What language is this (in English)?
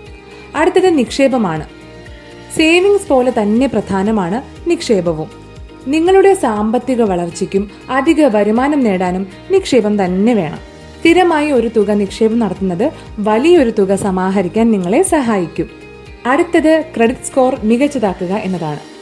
Malayalam